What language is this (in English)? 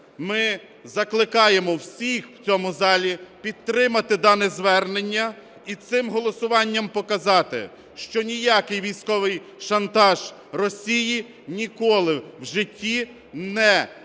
Ukrainian